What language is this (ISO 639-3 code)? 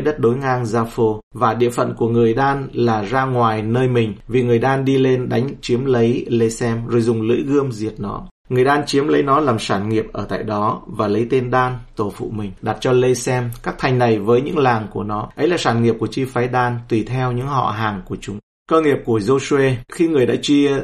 vie